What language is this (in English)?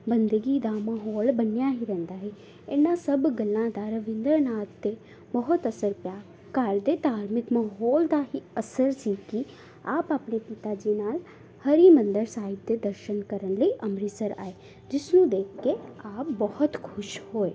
Punjabi